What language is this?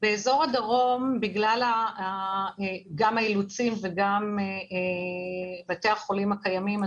Hebrew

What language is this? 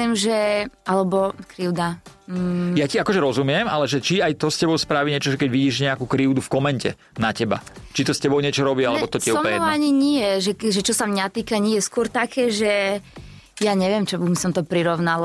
Slovak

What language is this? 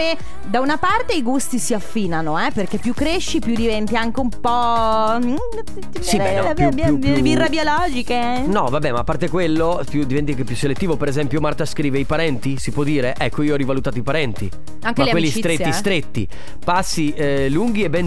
Italian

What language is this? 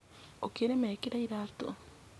Kikuyu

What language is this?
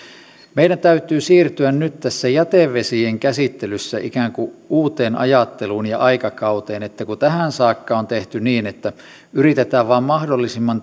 Finnish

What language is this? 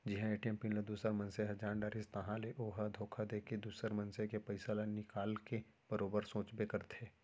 Chhattisgarhi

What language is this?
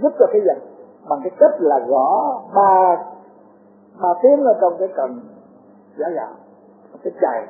Vietnamese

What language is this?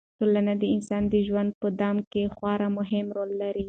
Pashto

